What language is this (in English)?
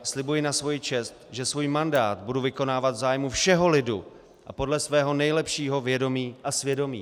Czech